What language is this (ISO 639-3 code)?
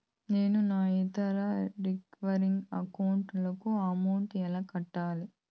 tel